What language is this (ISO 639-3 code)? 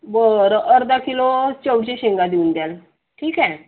mar